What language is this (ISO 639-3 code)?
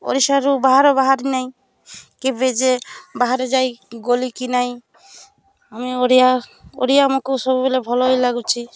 ori